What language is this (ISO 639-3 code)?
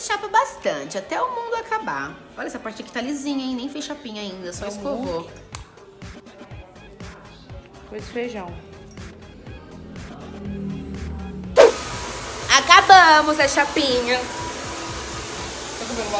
por